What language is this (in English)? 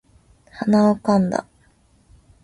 Japanese